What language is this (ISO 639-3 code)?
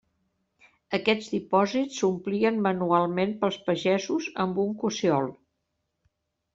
cat